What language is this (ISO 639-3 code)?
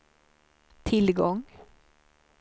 swe